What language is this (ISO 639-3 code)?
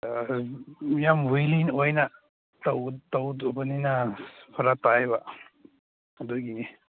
mni